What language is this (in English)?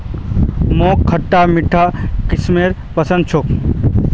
Magahi